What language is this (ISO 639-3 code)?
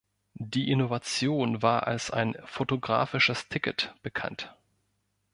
deu